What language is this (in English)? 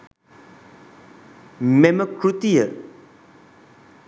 Sinhala